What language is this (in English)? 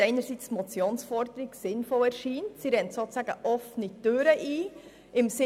Swiss German